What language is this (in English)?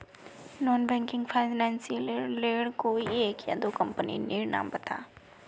Magahi